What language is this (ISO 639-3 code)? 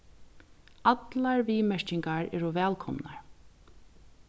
fao